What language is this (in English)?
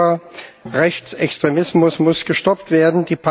German